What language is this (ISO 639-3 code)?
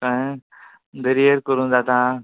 kok